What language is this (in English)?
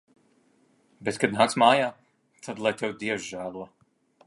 Latvian